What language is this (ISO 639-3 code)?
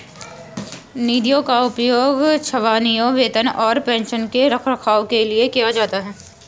hin